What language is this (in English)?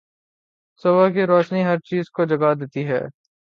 Urdu